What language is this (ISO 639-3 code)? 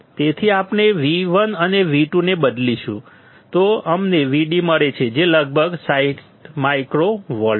guj